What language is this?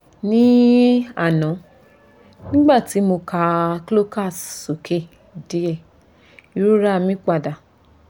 Yoruba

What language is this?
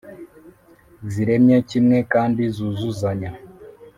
Kinyarwanda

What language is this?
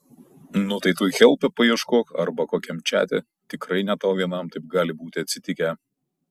Lithuanian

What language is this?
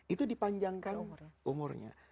Indonesian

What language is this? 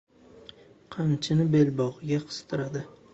Uzbek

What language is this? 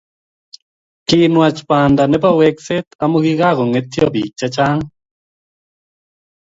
Kalenjin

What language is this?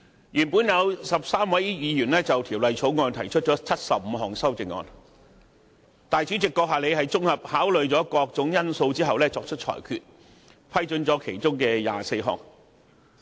Cantonese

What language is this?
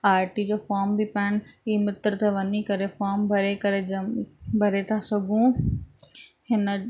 Sindhi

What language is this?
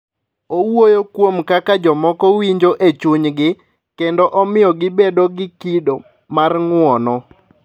Luo (Kenya and Tanzania)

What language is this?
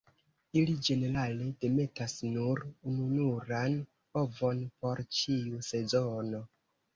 Esperanto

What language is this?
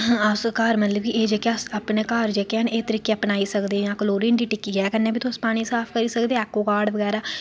Dogri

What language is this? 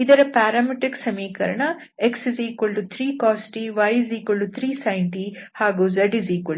Kannada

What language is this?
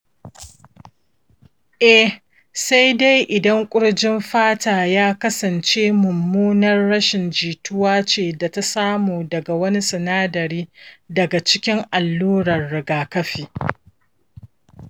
Hausa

